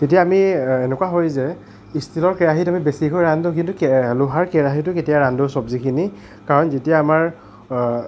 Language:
Assamese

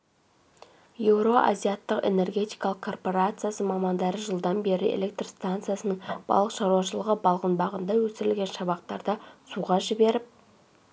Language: Kazakh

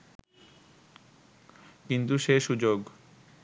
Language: Bangla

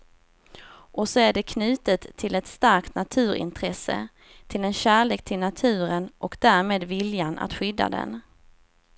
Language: Swedish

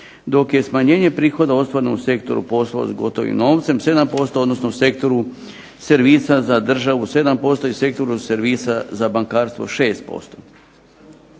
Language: Croatian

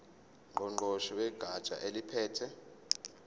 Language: Zulu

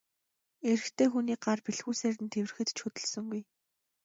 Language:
Mongolian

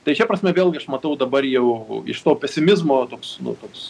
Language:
Lithuanian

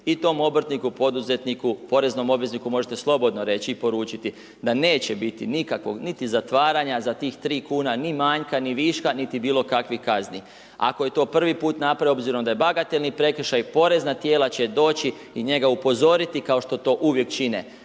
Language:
Croatian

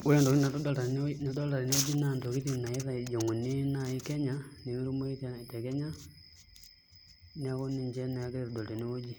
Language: Masai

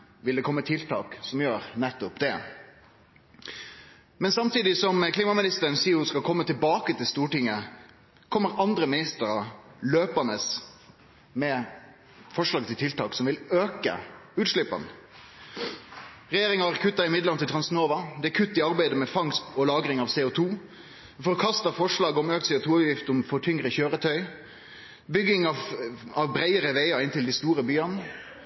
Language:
Norwegian Nynorsk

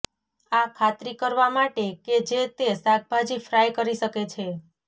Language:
Gujarati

